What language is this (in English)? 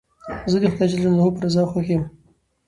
Pashto